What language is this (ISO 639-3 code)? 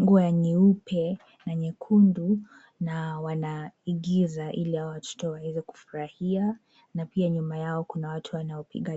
swa